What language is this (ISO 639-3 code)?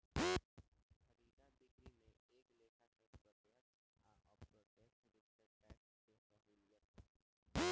bho